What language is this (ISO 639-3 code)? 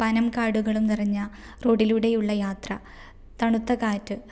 mal